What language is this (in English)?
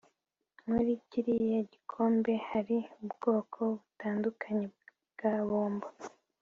Kinyarwanda